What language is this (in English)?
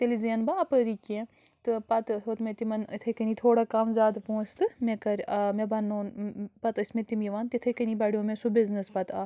Kashmiri